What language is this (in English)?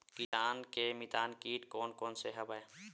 Chhattisgarhi